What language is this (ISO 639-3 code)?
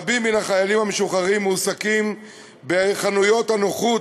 heb